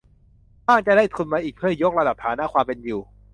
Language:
Thai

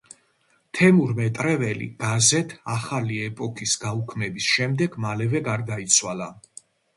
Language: Georgian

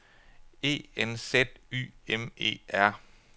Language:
Danish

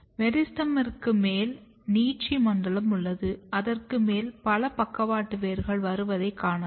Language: Tamil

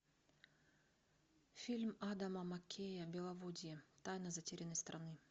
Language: Russian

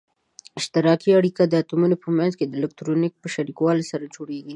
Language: Pashto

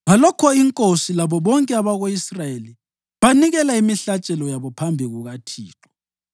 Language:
North Ndebele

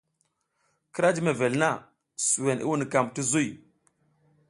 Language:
South Giziga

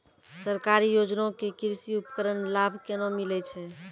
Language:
Maithili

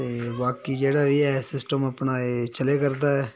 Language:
Dogri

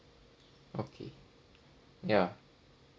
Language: English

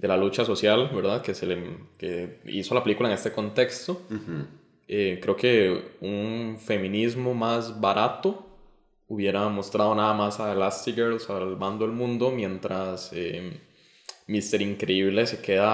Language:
Spanish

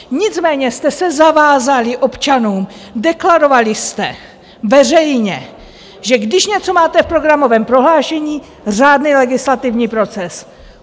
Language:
Czech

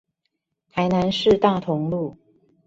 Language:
Chinese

